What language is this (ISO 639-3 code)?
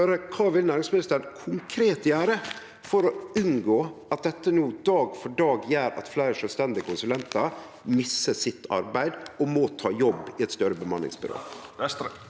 nor